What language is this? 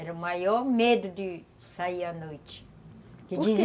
Portuguese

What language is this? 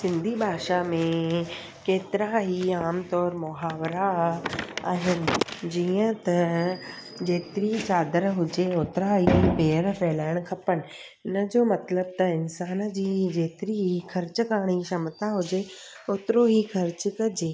Sindhi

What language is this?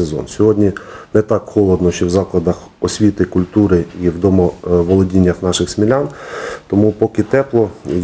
Ukrainian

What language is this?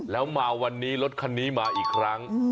Thai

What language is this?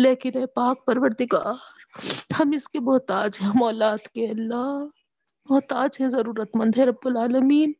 Urdu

